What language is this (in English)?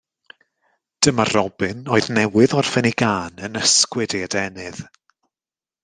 Welsh